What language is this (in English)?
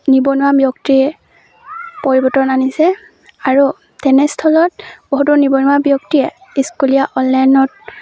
Assamese